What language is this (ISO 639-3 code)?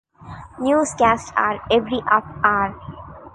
eng